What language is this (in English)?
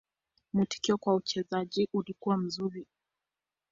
Swahili